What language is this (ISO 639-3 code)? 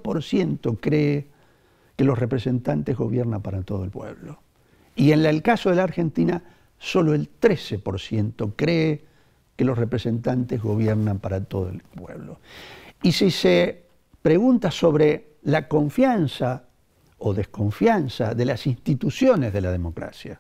spa